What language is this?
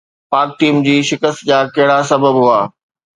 Sindhi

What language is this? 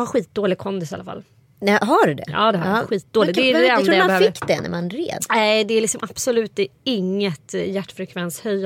Swedish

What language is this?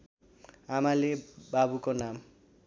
Nepali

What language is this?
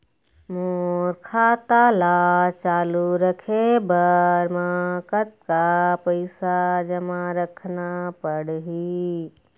Chhattisgarhi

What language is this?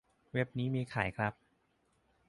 Thai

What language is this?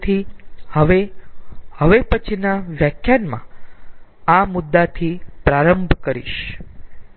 Gujarati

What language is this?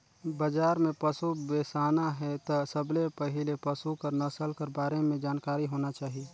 Chhattisgarhi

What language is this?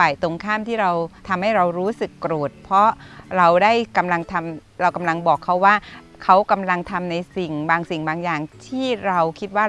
Thai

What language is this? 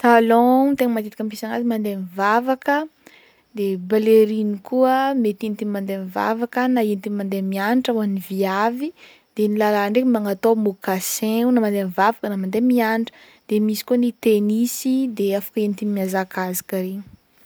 Northern Betsimisaraka Malagasy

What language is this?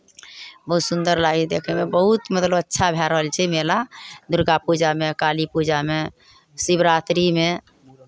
Maithili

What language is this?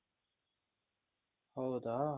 Kannada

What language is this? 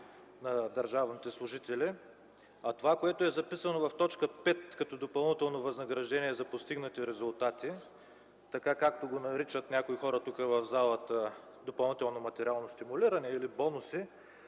Bulgarian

